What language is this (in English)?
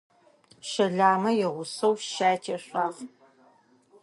Adyghe